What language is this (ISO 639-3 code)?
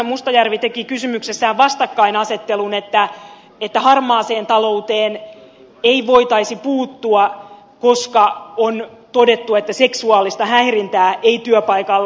fin